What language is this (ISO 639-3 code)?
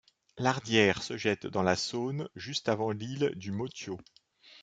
fra